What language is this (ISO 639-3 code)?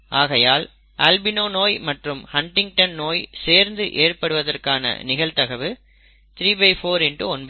tam